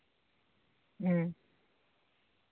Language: Santali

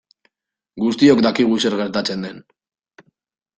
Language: Basque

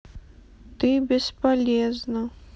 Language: Russian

